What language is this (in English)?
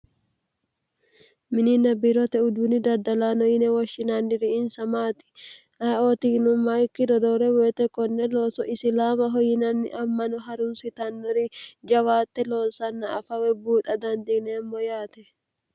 Sidamo